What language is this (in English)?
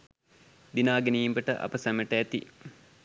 Sinhala